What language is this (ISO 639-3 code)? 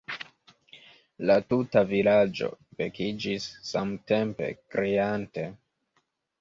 epo